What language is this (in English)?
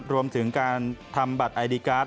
Thai